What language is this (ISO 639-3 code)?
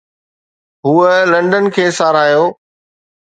snd